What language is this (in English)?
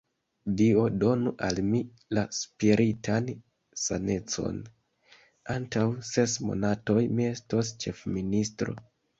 Esperanto